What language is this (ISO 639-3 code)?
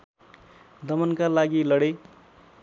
nep